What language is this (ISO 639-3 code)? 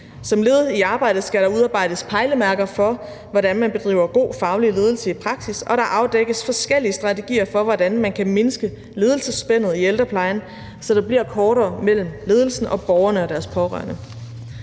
dan